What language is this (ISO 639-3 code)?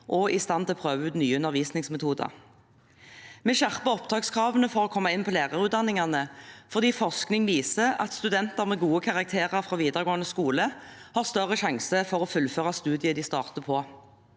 nor